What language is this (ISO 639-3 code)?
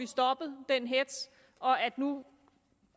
dan